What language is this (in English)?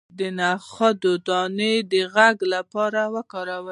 Pashto